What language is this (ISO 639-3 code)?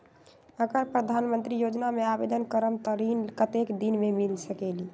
mag